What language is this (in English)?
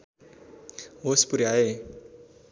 Nepali